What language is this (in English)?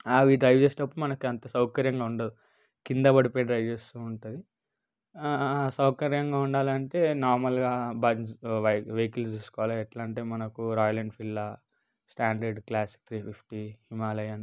Telugu